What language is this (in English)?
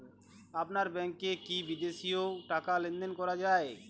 Bangla